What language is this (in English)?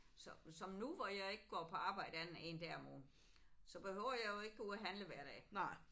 Danish